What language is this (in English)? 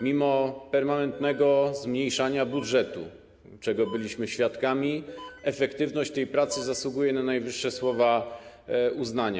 Polish